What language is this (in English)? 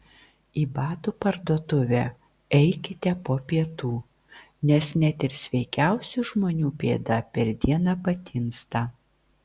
Lithuanian